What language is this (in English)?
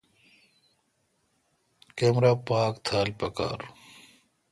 Kalkoti